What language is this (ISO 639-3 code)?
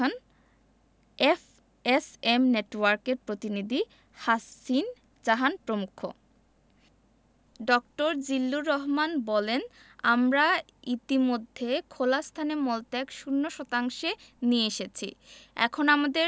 ben